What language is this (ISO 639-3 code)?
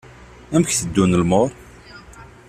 kab